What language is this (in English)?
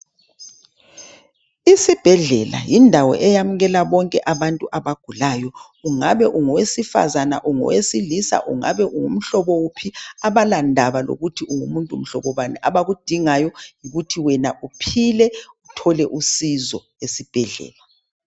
North Ndebele